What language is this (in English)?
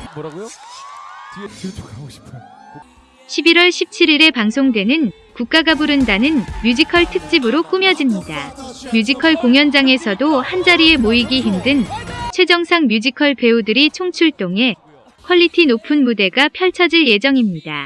Korean